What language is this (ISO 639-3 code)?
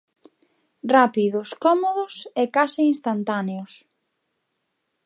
glg